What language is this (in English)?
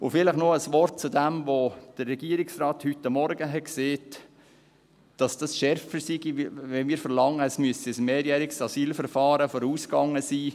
Swiss German